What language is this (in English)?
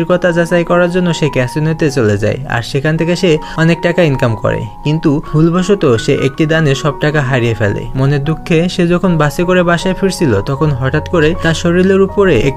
Romanian